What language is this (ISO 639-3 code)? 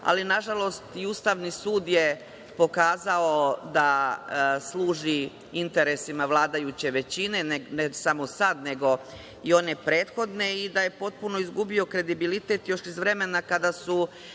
srp